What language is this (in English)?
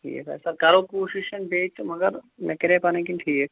Kashmiri